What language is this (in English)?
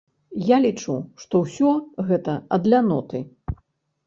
Belarusian